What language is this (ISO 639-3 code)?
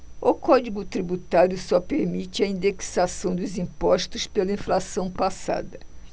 por